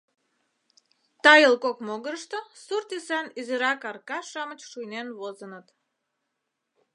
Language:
Mari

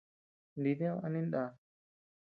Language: Tepeuxila Cuicatec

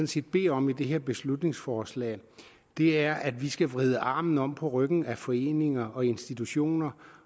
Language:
Danish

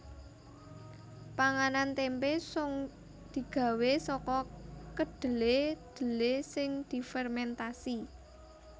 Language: Javanese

